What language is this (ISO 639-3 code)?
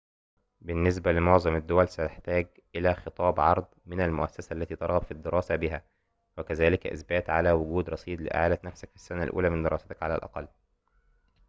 ara